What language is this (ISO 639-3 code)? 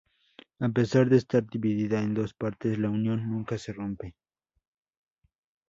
spa